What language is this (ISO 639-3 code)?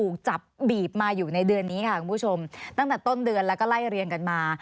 tha